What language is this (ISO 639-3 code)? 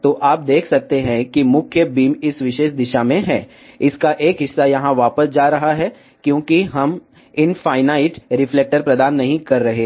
hin